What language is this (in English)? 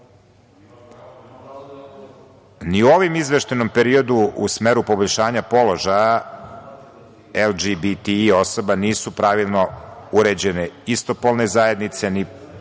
Serbian